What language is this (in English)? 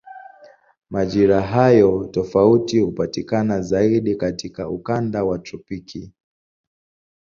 Swahili